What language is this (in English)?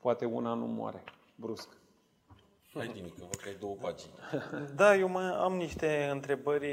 Romanian